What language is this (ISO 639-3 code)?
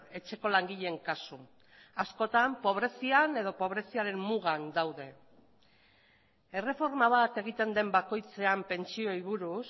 eus